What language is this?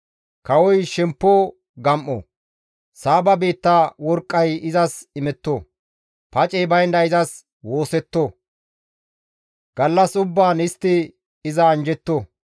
Gamo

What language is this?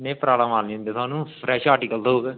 Dogri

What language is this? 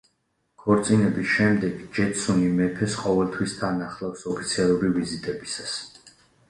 Georgian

